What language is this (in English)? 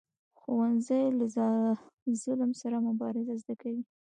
Pashto